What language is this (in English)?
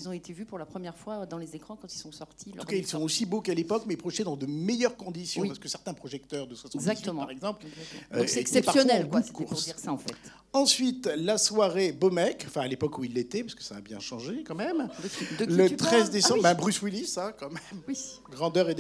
French